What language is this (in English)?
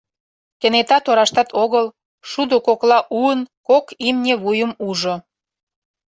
Mari